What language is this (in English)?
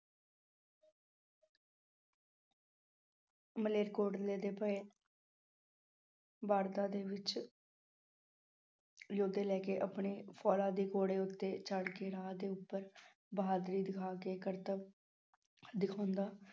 Punjabi